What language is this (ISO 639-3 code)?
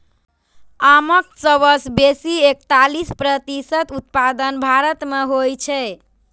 mai